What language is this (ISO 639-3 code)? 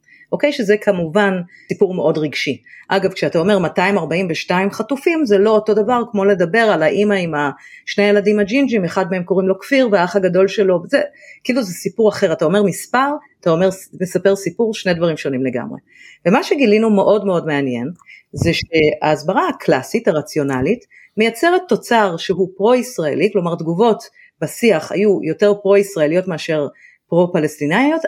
heb